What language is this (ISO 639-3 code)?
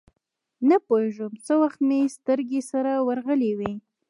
pus